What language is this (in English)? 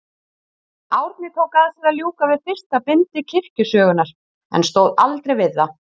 Icelandic